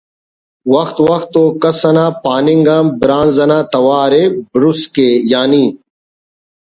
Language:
Brahui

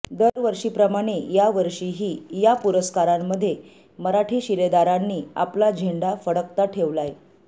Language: Marathi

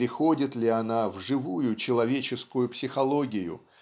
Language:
Russian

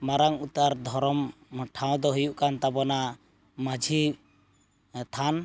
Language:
Santali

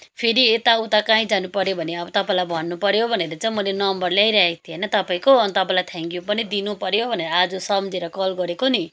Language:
Nepali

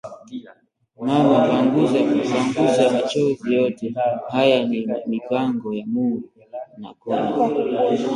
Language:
Swahili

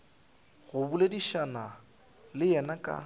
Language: Northern Sotho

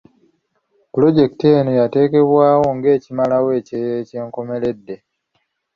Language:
Ganda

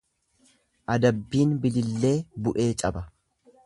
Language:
Oromo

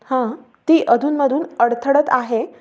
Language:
Marathi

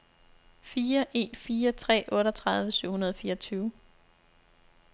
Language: Danish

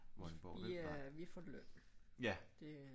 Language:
Danish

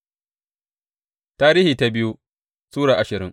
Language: Hausa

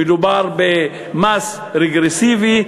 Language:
Hebrew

